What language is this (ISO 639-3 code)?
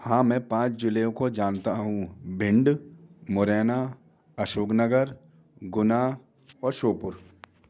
hin